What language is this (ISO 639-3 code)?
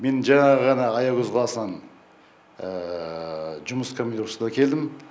kaz